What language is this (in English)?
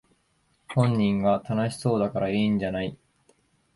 Japanese